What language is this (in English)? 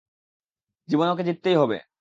Bangla